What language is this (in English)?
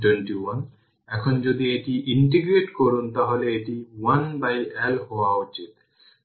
Bangla